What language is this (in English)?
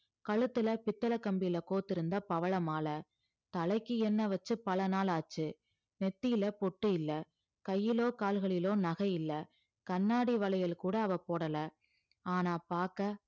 Tamil